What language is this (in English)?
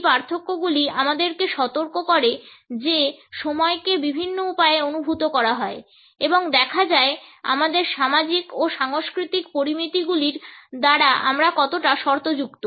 Bangla